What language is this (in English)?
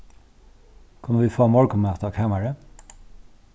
Faroese